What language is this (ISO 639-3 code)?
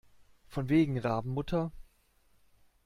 deu